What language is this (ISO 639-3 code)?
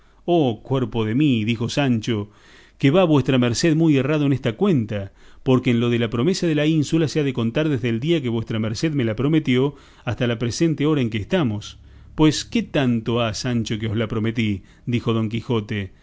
spa